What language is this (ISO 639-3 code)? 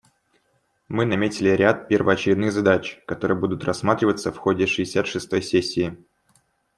rus